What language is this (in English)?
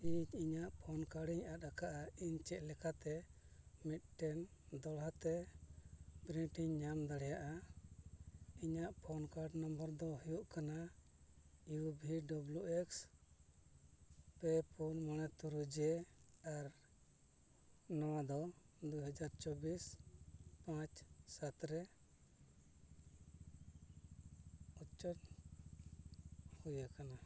Santali